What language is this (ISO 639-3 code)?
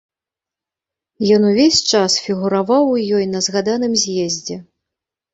bel